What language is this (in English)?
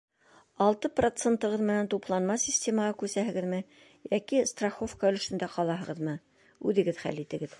Bashkir